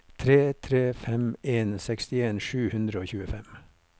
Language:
Norwegian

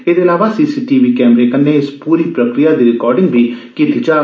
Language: Dogri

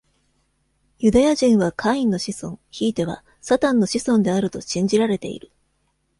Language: Japanese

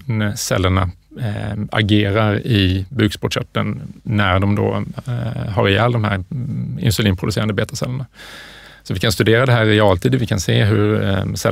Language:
Swedish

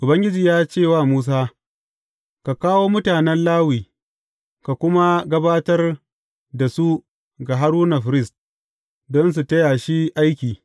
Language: Hausa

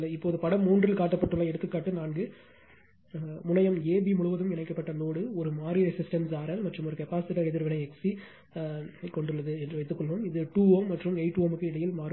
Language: Tamil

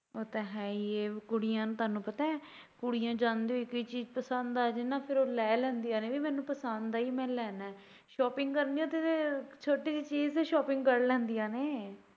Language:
Punjabi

